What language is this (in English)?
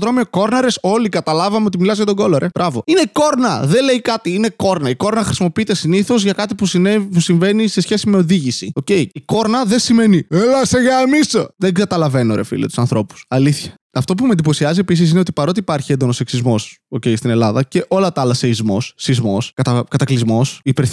Greek